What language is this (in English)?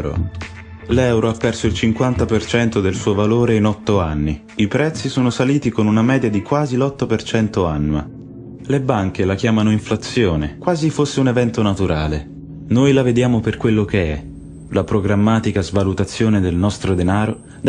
Italian